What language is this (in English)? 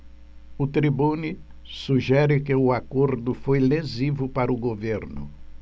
Portuguese